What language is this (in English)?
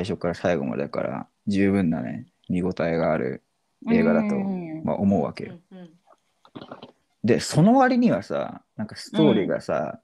Japanese